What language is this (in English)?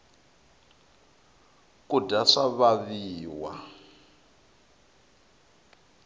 Tsonga